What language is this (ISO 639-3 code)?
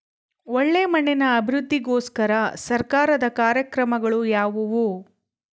kan